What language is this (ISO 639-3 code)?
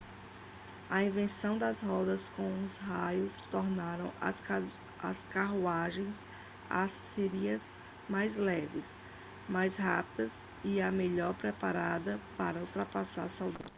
por